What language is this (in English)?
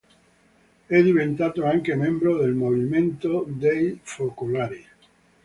Italian